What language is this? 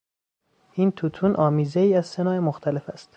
Persian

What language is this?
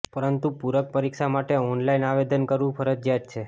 Gujarati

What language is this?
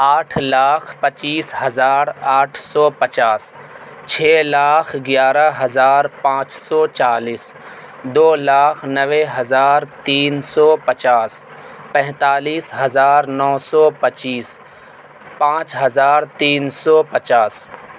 Urdu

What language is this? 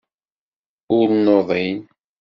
Kabyle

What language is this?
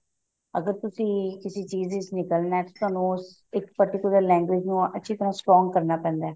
Punjabi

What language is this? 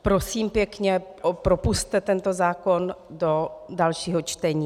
Czech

